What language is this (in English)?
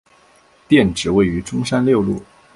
Chinese